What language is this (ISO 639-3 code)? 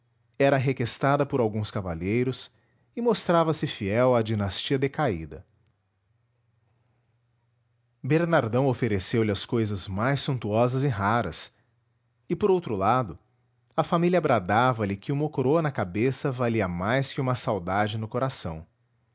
por